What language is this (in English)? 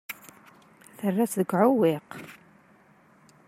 Kabyle